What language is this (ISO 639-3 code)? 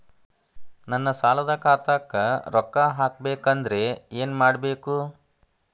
kan